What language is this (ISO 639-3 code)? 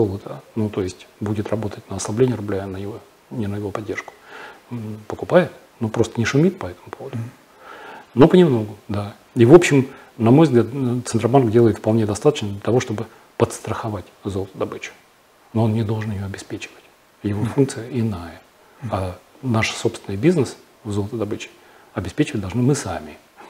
rus